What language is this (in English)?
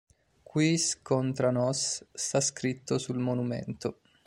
Italian